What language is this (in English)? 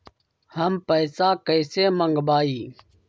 Magahi